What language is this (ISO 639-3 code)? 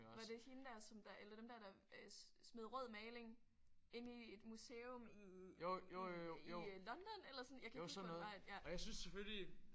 dan